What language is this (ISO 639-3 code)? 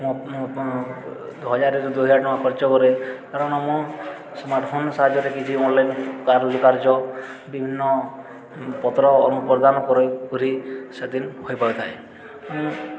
ori